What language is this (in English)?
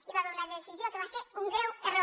Catalan